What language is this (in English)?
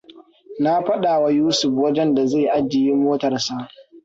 Hausa